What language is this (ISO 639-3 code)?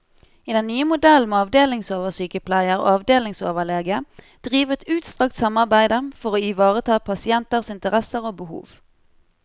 nor